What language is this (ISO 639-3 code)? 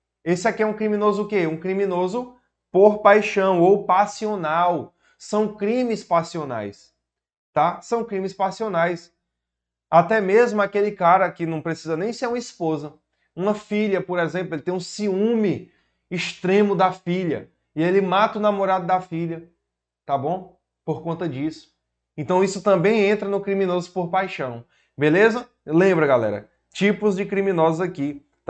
por